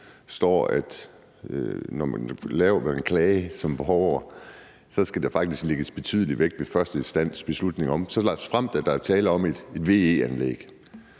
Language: Danish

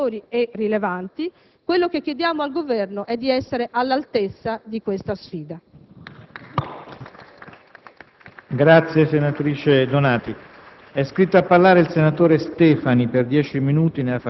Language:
Italian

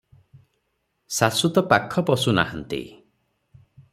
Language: Odia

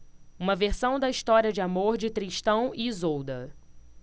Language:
Portuguese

